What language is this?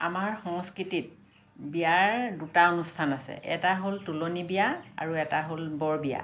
Assamese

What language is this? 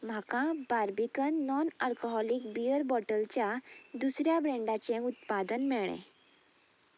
Konkani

